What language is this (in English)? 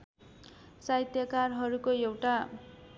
Nepali